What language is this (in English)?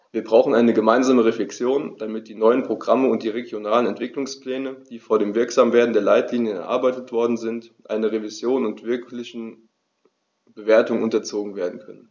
German